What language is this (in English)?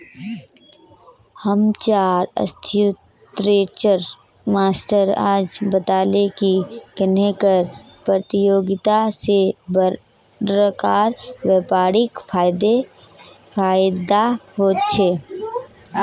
Magahi